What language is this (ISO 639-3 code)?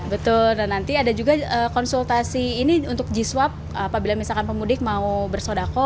ind